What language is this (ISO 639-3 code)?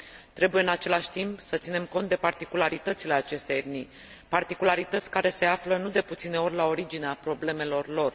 ron